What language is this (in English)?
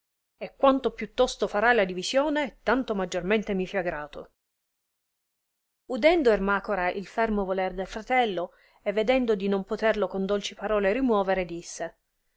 Italian